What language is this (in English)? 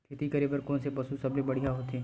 Chhattisgarhi